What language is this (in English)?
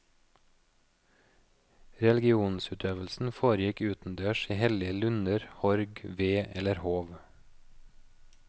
Norwegian